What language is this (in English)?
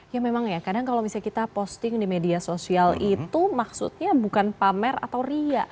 Indonesian